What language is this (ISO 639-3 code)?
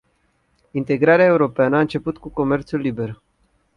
ron